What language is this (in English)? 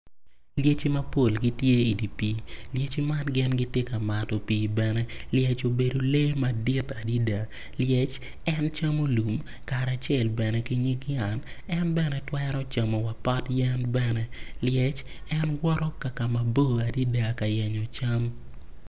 Acoli